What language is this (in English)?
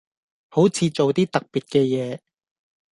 Cantonese